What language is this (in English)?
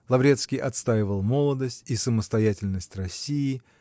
Russian